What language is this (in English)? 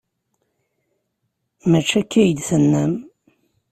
Kabyle